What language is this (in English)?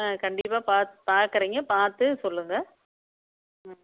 Tamil